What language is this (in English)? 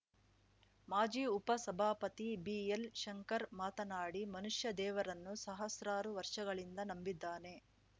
Kannada